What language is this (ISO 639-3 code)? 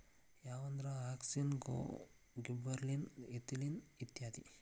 kan